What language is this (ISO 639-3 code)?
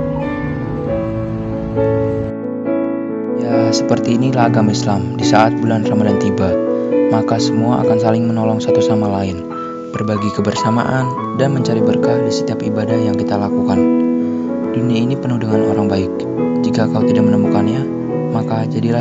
ind